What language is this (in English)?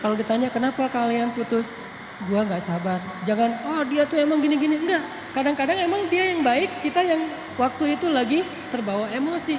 Indonesian